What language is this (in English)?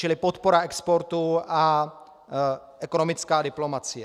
Czech